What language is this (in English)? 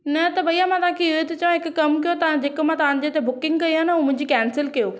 Sindhi